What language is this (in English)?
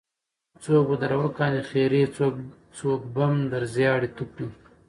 Pashto